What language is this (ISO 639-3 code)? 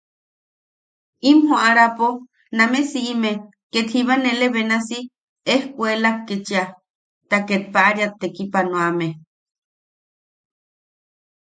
yaq